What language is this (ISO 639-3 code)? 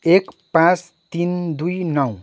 nep